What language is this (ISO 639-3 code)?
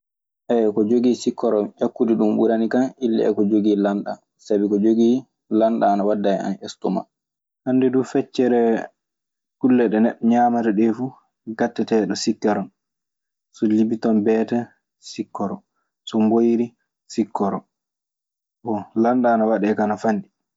ffm